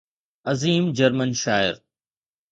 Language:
Sindhi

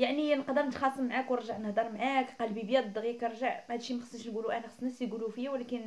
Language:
Arabic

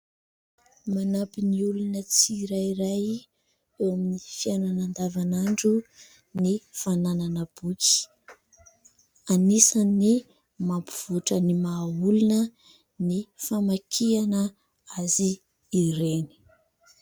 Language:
Malagasy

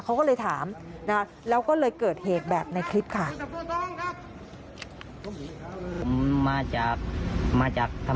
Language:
Thai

